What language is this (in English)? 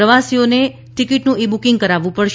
Gujarati